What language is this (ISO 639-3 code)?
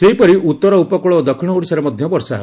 ori